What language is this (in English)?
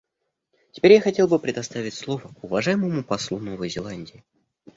Russian